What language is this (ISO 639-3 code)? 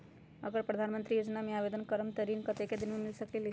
mag